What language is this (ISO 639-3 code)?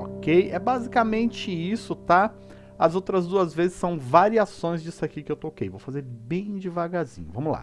por